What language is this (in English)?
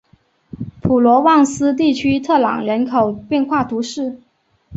Chinese